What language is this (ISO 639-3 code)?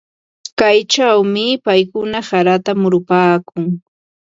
qva